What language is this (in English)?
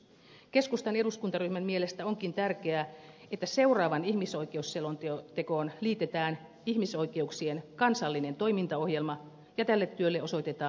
Finnish